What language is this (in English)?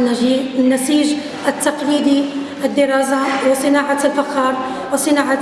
Arabic